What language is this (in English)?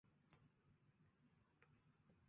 Chinese